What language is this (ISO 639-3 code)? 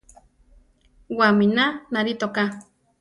tar